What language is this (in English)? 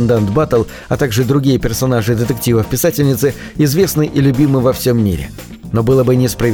Russian